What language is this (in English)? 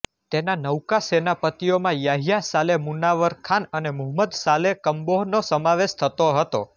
Gujarati